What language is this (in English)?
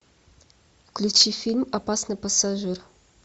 Russian